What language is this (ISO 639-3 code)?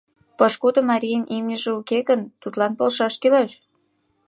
chm